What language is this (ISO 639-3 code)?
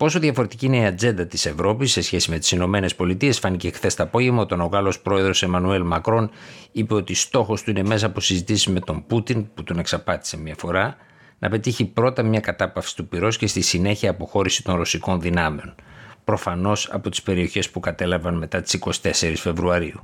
ell